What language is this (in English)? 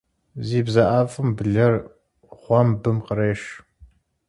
Kabardian